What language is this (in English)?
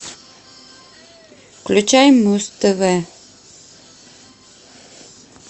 Russian